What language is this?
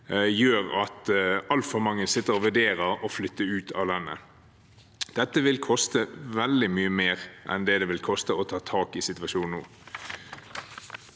Norwegian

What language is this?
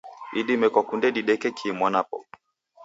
Taita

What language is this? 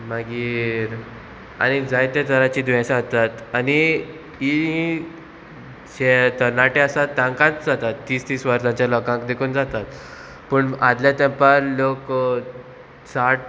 Konkani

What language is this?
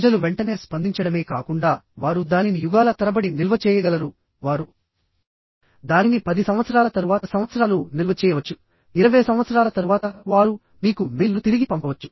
Telugu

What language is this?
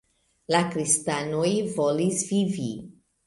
Esperanto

